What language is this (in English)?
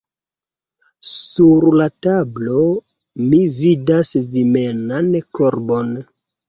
Esperanto